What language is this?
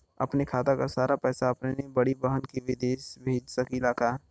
Bhojpuri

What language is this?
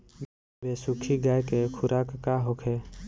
Bhojpuri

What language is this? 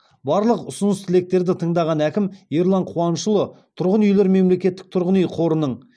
Kazakh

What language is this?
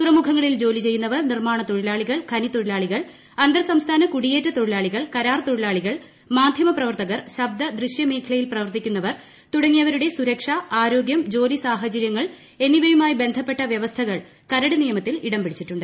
Malayalam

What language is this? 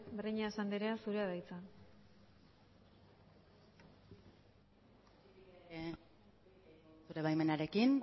Basque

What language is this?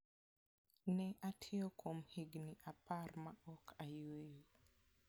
Luo (Kenya and Tanzania)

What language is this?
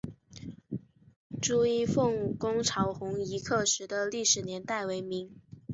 Chinese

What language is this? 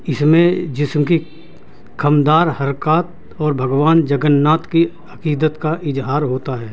Urdu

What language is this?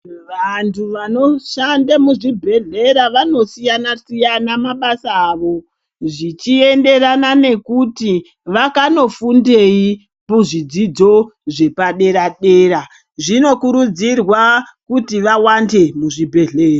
Ndau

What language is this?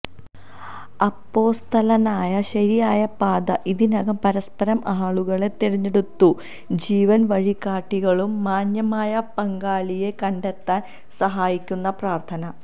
Malayalam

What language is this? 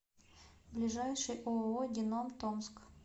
Russian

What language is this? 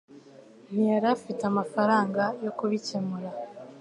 Kinyarwanda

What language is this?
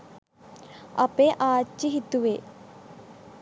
Sinhala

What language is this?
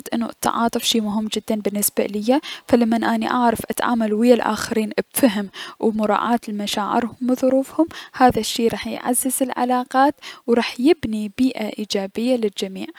Mesopotamian Arabic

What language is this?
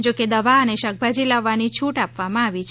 Gujarati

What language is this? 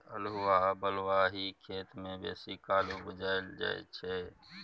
Maithili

